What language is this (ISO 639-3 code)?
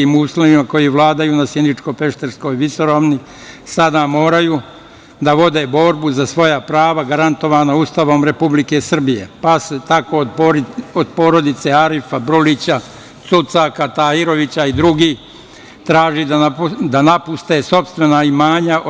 srp